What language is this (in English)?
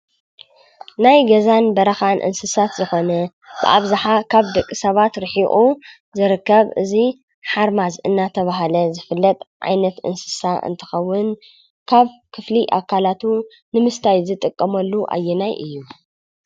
Tigrinya